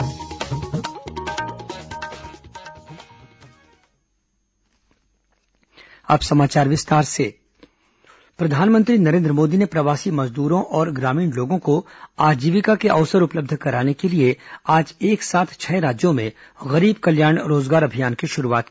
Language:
Hindi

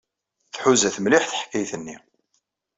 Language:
Kabyle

